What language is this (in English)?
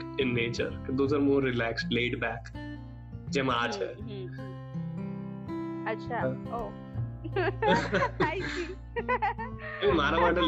Gujarati